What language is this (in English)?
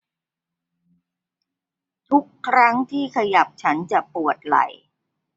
Thai